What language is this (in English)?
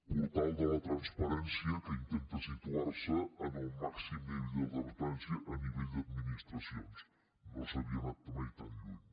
Catalan